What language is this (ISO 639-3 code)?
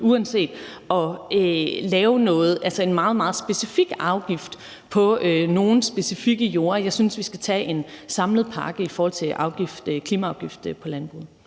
dan